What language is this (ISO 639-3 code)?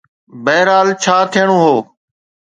snd